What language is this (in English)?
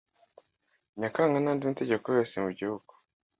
Kinyarwanda